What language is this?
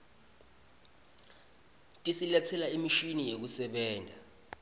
Swati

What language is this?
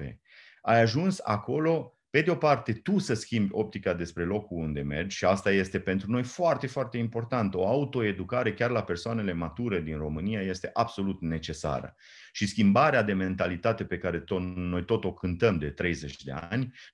Romanian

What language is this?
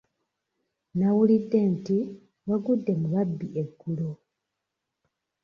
Ganda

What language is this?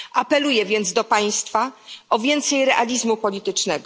Polish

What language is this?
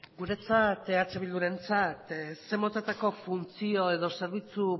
Basque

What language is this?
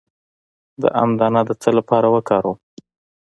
Pashto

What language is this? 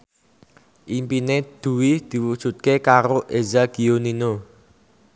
Javanese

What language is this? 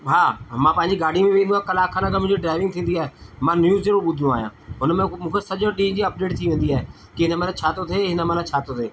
Sindhi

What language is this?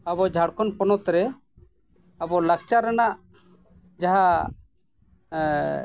Santali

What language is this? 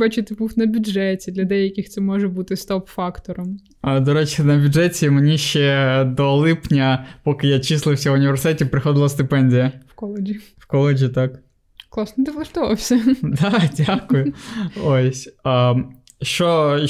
Ukrainian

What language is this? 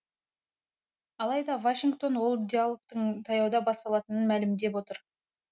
Kazakh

